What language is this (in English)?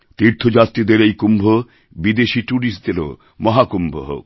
Bangla